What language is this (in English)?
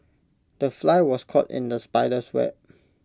English